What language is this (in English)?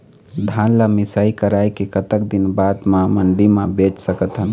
Chhattisgarhi